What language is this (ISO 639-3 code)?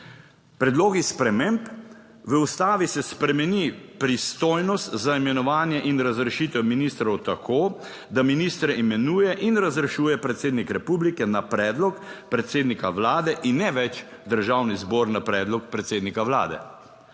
slv